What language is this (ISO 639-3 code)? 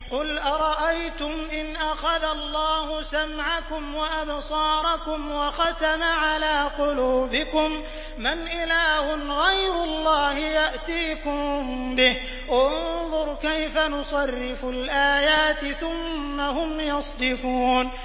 ara